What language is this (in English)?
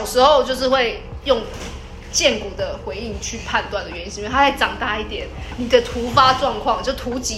Chinese